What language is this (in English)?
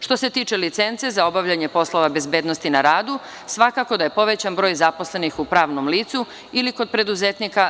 Serbian